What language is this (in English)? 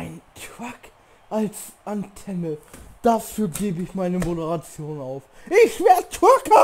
German